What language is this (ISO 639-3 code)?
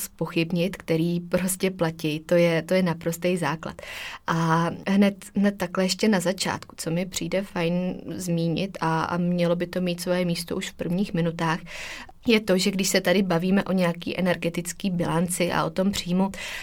ces